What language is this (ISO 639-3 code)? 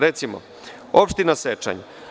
srp